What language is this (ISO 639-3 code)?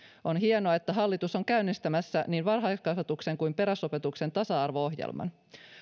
fin